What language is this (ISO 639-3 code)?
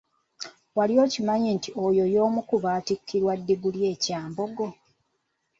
lug